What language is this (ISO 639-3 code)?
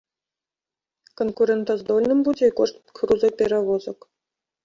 bel